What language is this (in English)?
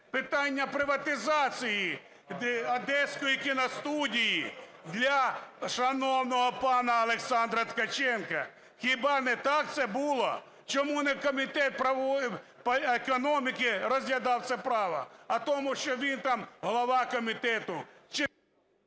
Ukrainian